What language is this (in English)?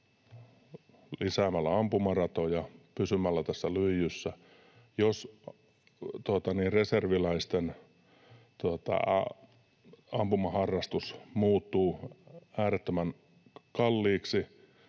Finnish